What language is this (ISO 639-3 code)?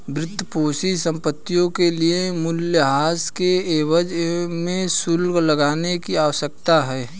hin